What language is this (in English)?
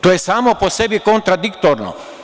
Serbian